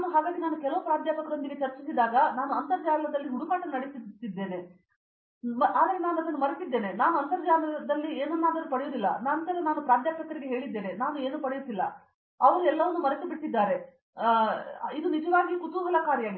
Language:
Kannada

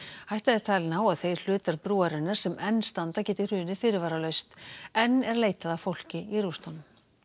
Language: Icelandic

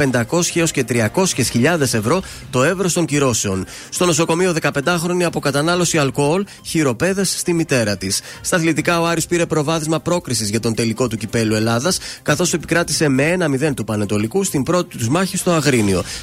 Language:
Greek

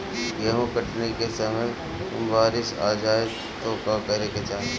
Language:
Bhojpuri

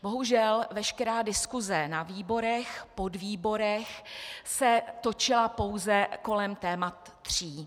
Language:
Czech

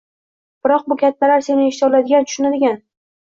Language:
Uzbek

